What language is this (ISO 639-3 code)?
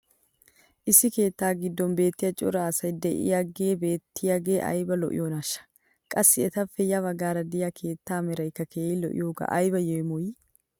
wal